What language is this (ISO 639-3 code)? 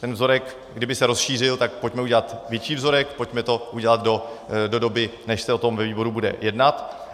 ces